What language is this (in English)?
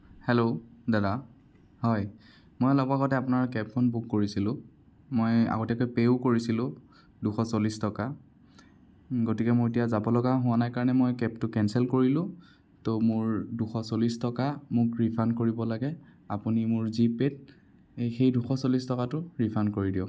Assamese